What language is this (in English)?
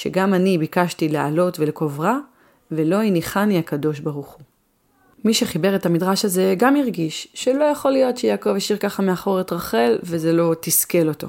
Hebrew